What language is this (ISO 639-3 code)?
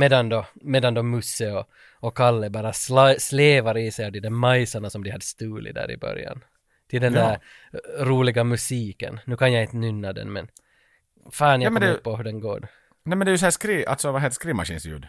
swe